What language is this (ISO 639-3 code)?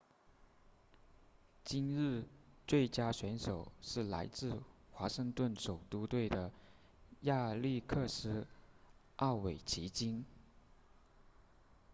zho